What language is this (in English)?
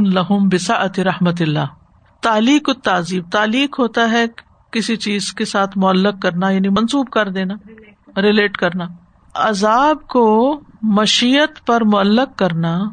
Urdu